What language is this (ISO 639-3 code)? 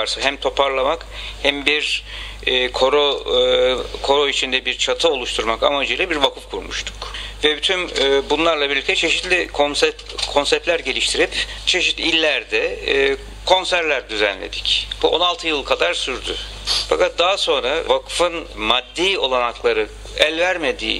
tur